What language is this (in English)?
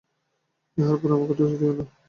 Bangla